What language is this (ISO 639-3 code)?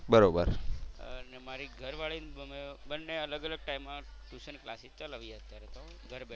guj